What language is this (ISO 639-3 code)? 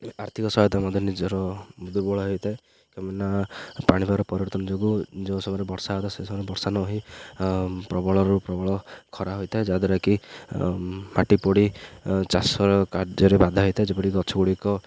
ori